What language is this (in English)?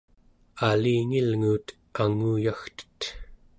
Central Yupik